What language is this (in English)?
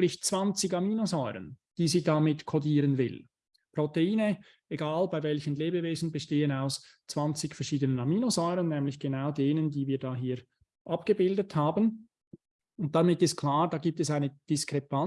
German